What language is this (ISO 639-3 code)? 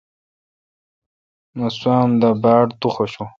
xka